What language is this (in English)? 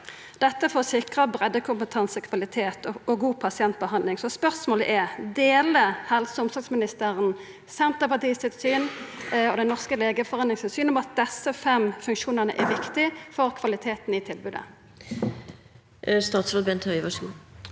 Norwegian